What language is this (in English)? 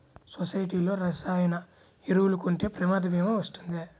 Telugu